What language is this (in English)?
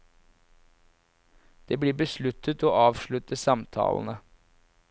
Norwegian